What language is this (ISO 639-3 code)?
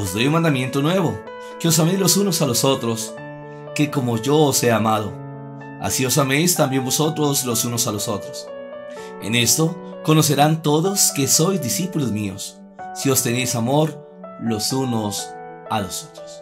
spa